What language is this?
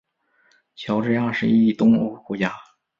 Chinese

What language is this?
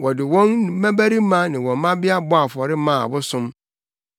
Akan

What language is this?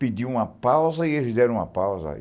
Portuguese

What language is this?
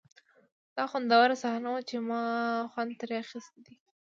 Pashto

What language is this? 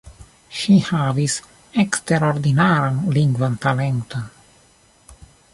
Esperanto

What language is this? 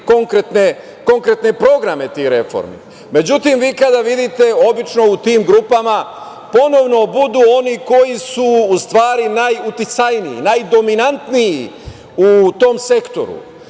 Serbian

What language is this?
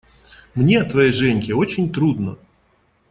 Russian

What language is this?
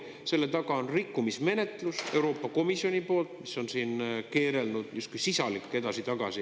Estonian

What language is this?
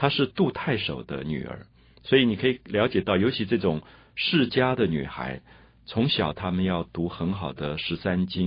Chinese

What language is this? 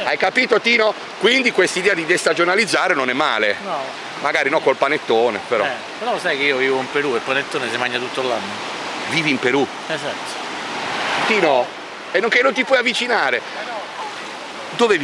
Italian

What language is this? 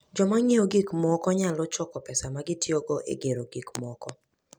Luo (Kenya and Tanzania)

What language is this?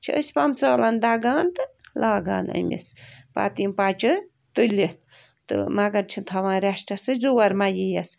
Kashmiri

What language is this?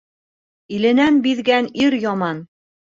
Bashkir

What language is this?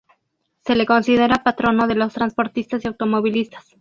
Spanish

